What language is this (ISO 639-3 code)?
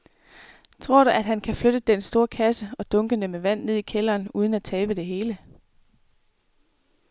dan